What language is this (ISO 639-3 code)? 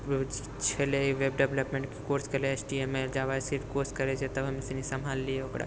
mai